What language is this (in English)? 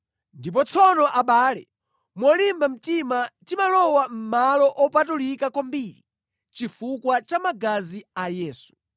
Nyanja